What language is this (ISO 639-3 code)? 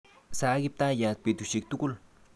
kln